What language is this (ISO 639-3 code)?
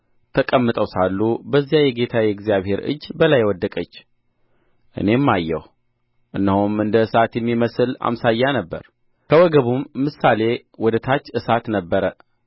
amh